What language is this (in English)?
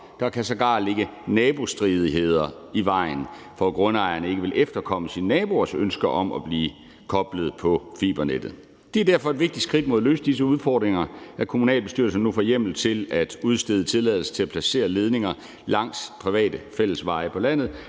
Danish